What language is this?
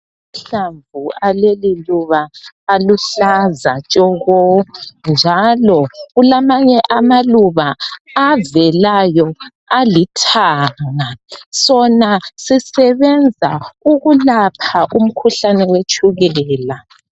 North Ndebele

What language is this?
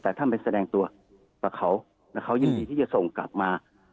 Thai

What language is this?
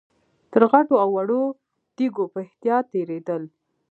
Pashto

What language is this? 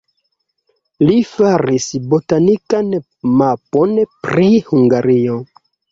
Esperanto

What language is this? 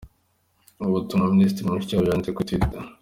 Kinyarwanda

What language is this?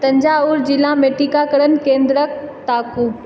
Maithili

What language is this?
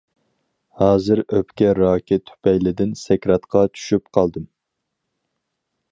Uyghur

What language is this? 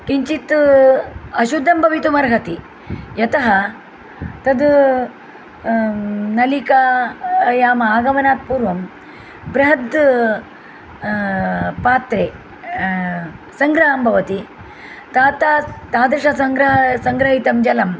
Sanskrit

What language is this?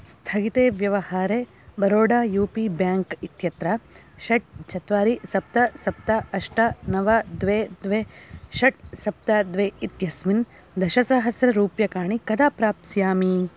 Sanskrit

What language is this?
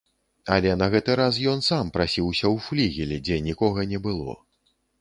Belarusian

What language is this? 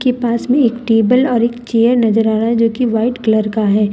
Hindi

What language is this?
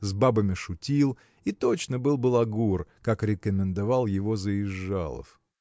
Russian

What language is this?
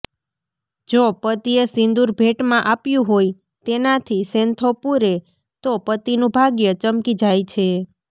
Gujarati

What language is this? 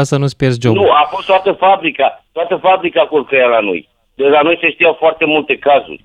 Romanian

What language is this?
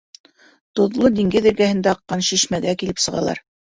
Bashkir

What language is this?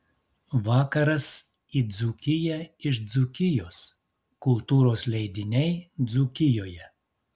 Lithuanian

